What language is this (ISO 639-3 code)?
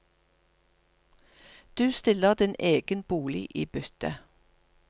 nor